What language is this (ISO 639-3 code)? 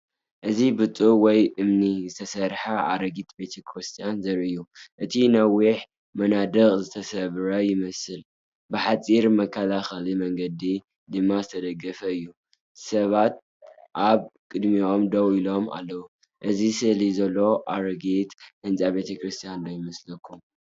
tir